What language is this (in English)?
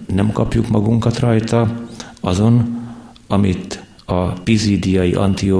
Hungarian